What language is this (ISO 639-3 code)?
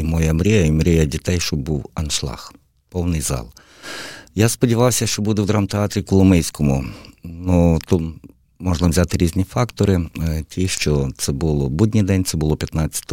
ukr